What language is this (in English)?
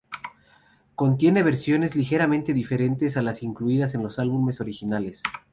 Spanish